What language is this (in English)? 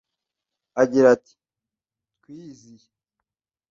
Kinyarwanda